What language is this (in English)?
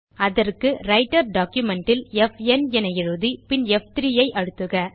Tamil